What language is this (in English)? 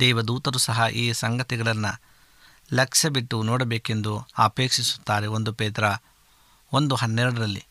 Kannada